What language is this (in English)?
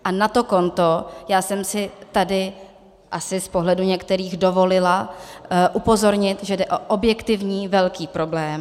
Czech